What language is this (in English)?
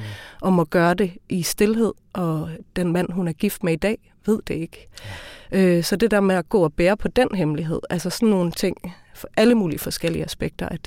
Danish